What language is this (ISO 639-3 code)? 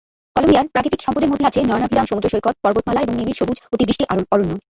ben